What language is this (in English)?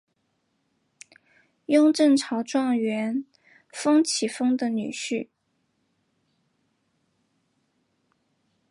Chinese